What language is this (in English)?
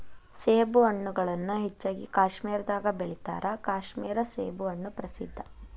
Kannada